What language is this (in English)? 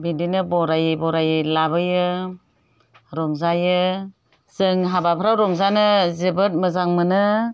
Bodo